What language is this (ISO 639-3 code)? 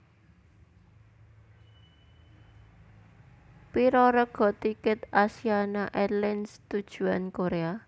jav